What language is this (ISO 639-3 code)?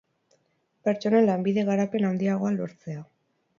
eus